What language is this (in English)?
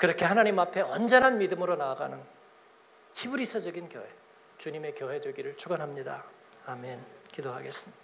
Korean